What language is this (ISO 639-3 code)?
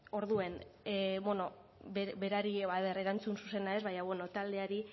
eus